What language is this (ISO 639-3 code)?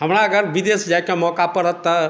mai